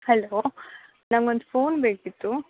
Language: Kannada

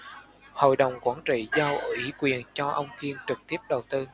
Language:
Vietnamese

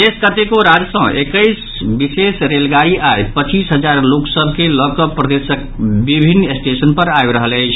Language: Maithili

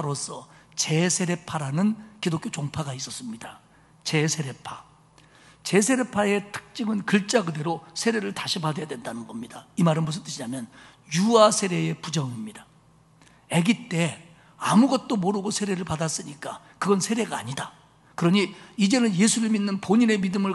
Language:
Korean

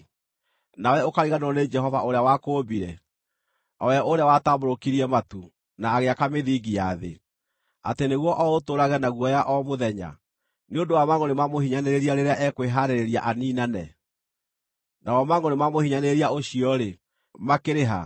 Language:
Kikuyu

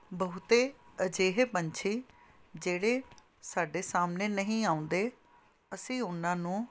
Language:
Punjabi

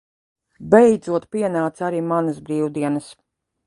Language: Latvian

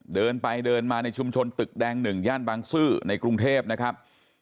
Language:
Thai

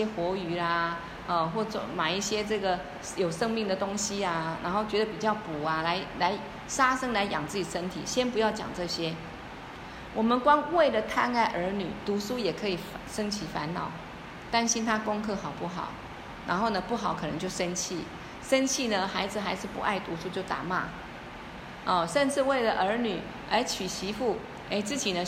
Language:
Chinese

